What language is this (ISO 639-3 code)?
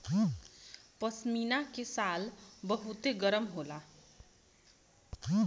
bho